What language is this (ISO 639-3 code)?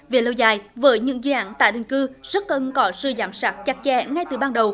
vie